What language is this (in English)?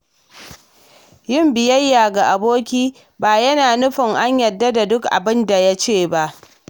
Hausa